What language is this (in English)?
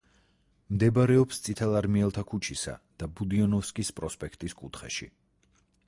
Georgian